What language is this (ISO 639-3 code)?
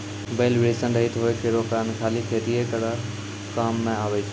mai